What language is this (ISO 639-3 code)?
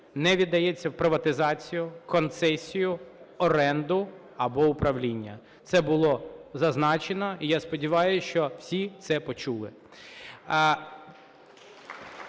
ukr